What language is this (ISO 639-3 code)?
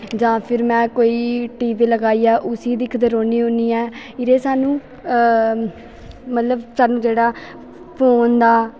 doi